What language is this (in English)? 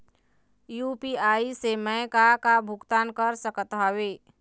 Chhattisgarhi